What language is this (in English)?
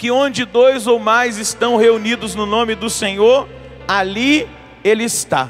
Portuguese